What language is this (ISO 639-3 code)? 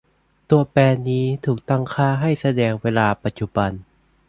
tha